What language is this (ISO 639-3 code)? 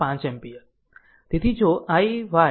guj